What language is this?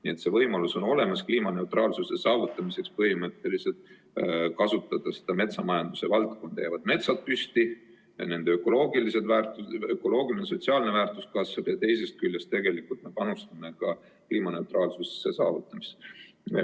Estonian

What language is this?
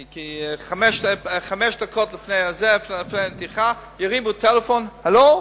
Hebrew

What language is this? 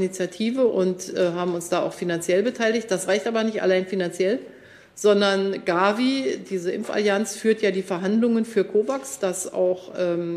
German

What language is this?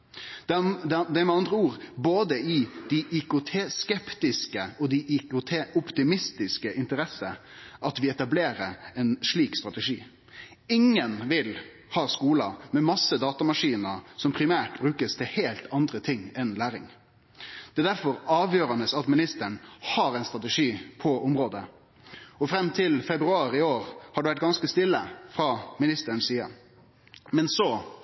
Norwegian Nynorsk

